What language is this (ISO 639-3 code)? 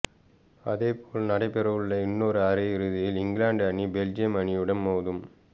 tam